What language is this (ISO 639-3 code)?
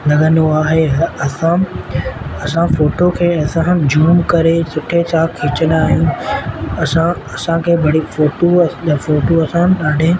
snd